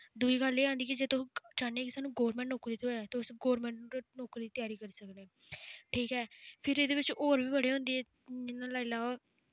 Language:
Dogri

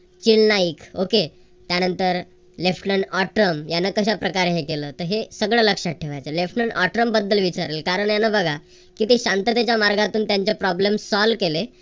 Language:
Marathi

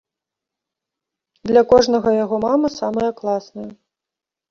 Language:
Belarusian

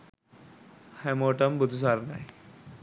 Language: Sinhala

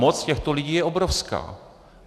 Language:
Czech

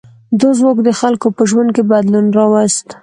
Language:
Pashto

